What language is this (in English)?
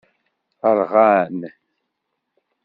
Kabyle